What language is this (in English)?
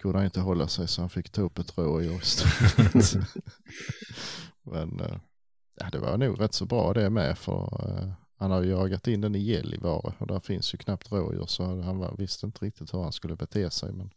Swedish